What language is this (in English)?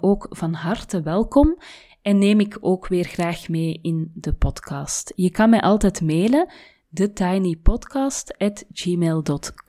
Dutch